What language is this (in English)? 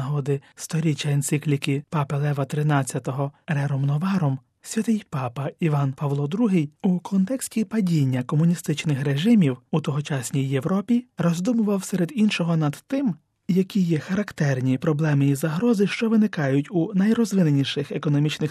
Ukrainian